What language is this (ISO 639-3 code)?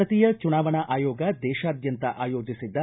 kan